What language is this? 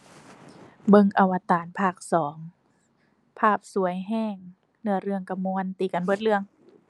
Thai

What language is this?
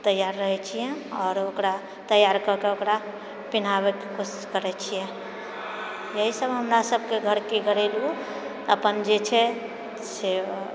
Maithili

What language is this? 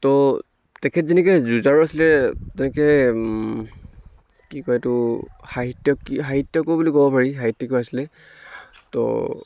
Assamese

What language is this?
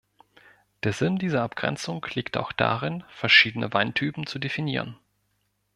German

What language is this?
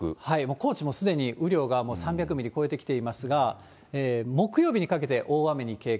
Japanese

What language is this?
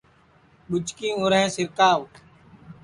Sansi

